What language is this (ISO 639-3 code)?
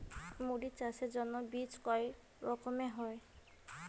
ben